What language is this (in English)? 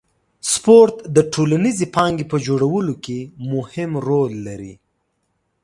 Pashto